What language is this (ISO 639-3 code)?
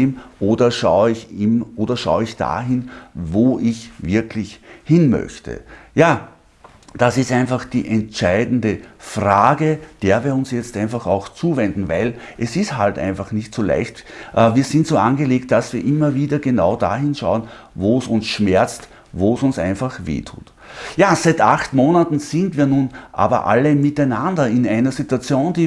deu